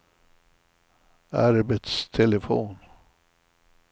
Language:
Swedish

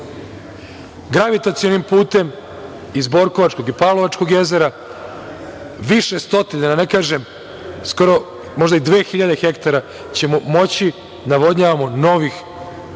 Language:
Serbian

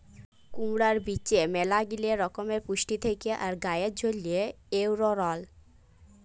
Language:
Bangla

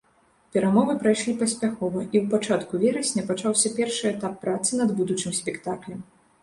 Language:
Belarusian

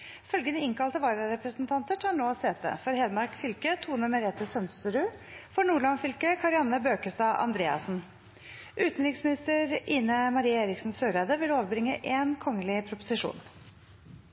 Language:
Norwegian Nynorsk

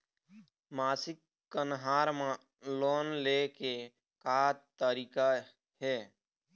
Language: Chhattisgarhi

